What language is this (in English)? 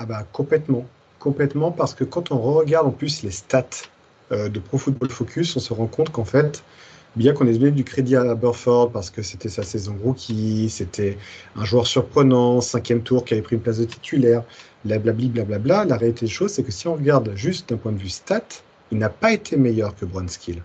French